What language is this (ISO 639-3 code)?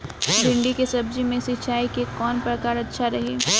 bho